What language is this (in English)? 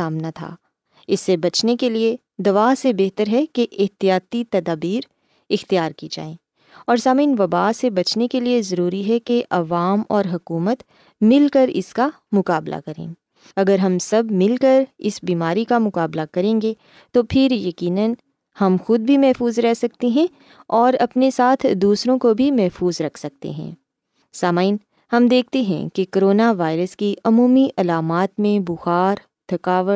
Urdu